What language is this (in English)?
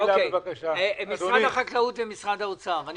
Hebrew